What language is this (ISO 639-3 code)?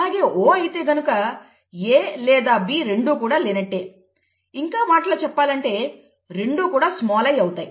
tel